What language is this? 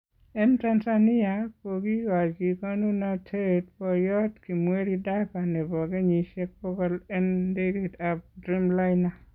Kalenjin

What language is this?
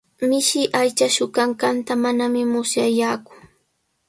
Sihuas Ancash Quechua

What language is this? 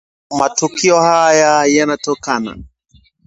Swahili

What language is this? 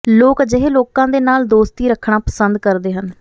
Punjabi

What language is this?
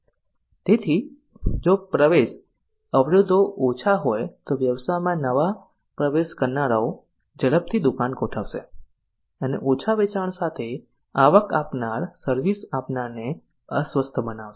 Gujarati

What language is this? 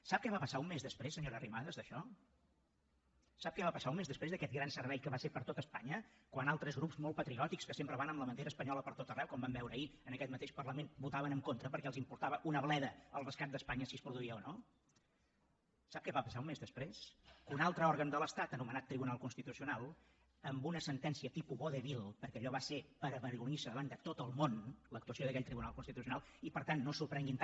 Catalan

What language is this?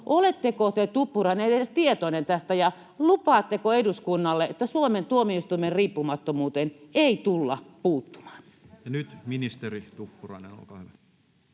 Finnish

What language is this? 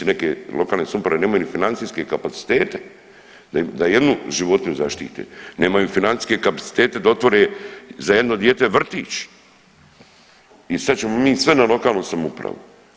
Croatian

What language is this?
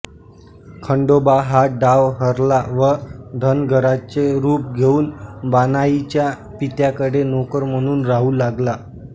Marathi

